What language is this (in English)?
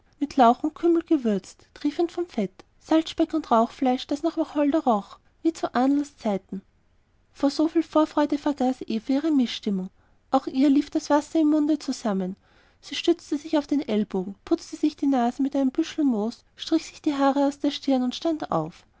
German